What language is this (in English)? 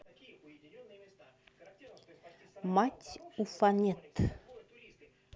Russian